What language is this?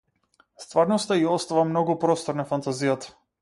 Macedonian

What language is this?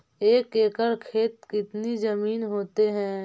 Magahi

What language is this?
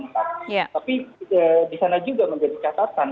Indonesian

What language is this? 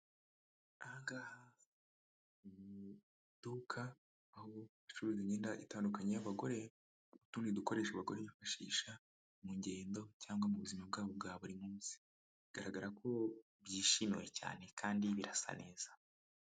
Kinyarwanda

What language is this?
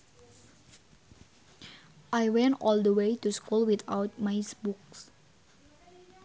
Sundanese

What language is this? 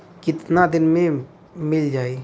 Bhojpuri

